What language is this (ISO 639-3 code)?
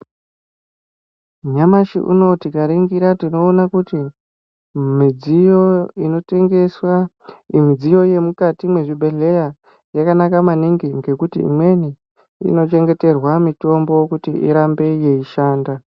ndc